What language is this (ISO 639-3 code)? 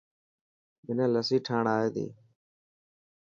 mki